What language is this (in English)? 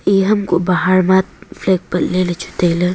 Wancho Naga